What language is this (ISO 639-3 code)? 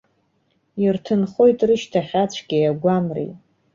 abk